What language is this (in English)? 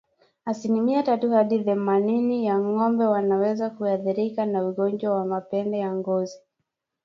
Swahili